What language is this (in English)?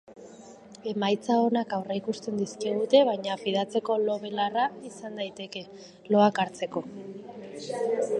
Basque